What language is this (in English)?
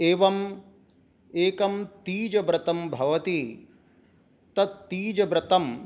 Sanskrit